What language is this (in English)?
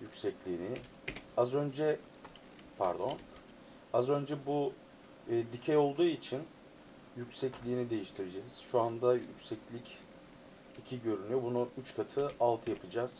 Turkish